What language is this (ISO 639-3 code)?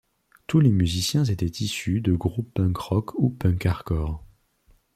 fra